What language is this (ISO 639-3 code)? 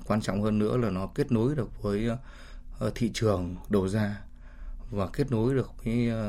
vie